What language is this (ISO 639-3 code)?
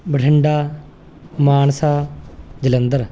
pan